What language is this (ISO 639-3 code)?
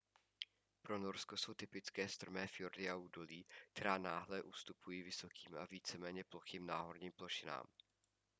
ces